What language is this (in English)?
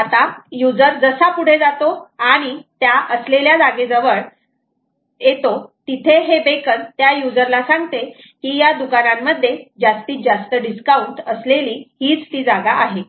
Marathi